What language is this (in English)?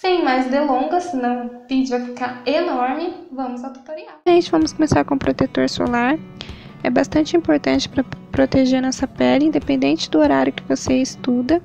Portuguese